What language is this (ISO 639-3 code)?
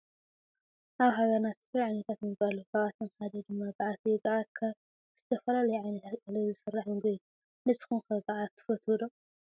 tir